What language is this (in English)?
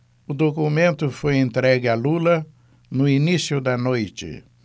Portuguese